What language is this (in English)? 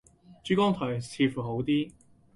Cantonese